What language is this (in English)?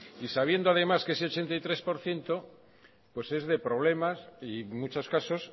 Spanish